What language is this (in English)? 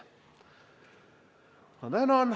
Estonian